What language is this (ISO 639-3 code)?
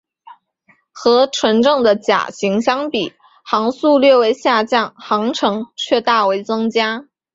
zho